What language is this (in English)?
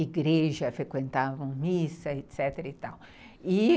Portuguese